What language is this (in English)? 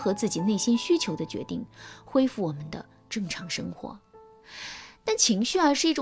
Chinese